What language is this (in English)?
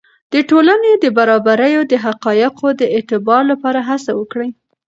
Pashto